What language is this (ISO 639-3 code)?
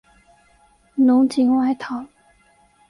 zho